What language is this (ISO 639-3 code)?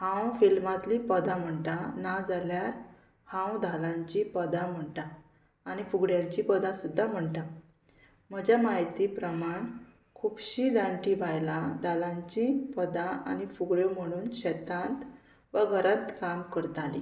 kok